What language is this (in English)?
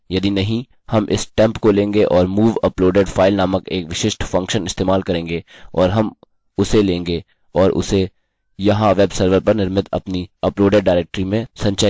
Hindi